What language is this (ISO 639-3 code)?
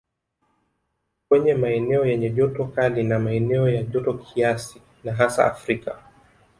swa